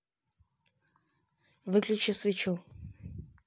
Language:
Russian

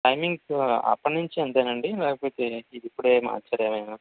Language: Telugu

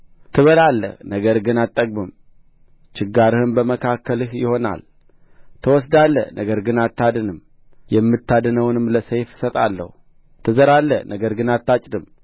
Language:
Amharic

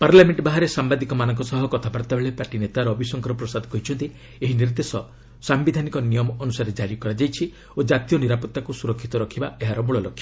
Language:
Odia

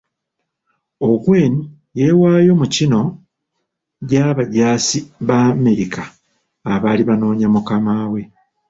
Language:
Ganda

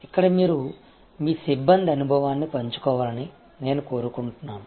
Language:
Telugu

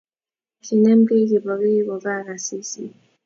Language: Kalenjin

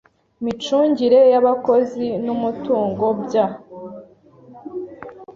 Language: Kinyarwanda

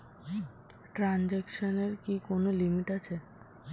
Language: Bangla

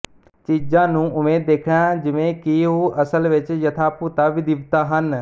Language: Punjabi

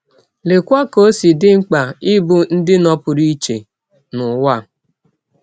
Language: Igbo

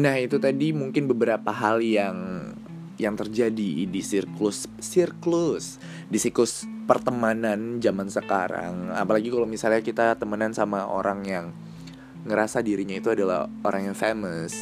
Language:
Indonesian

